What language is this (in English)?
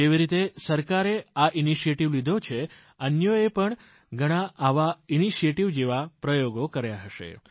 Gujarati